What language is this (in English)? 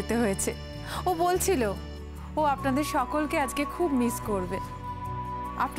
Hindi